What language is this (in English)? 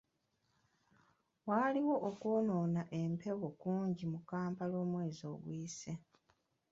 Ganda